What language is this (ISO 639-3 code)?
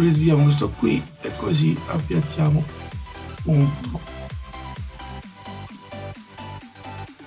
ita